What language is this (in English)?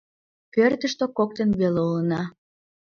Mari